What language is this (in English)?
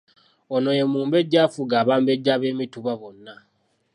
Ganda